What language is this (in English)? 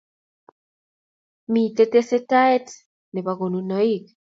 Kalenjin